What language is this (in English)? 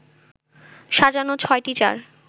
Bangla